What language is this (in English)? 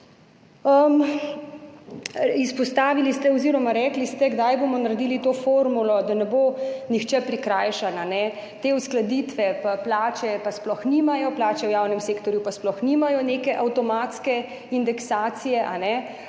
Slovenian